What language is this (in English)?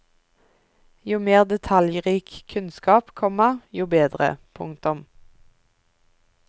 Norwegian